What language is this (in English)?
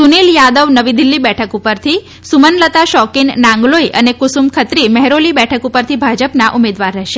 Gujarati